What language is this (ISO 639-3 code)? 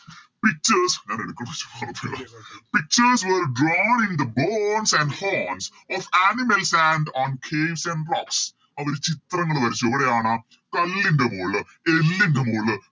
mal